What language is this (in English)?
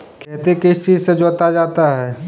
Magahi